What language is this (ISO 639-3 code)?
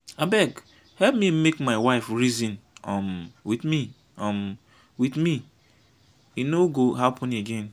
pcm